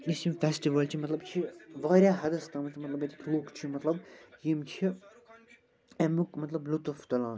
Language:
Kashmiri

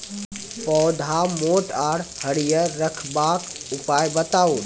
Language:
Maithili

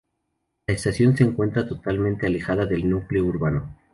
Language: Spanish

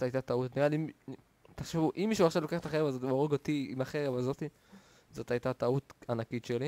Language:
Hebrew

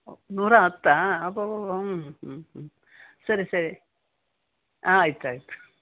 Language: Kannada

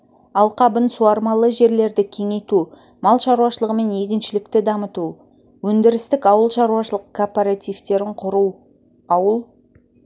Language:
Kazakh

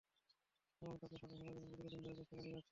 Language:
Bangla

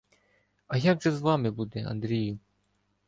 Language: Ukrainian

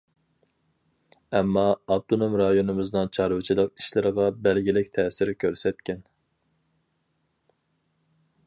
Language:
Uyghur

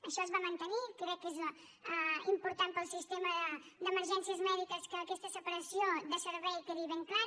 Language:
Catalan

